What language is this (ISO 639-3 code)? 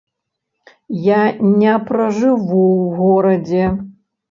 bel